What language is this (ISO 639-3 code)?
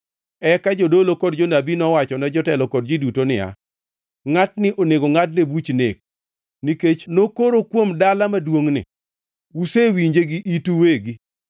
luo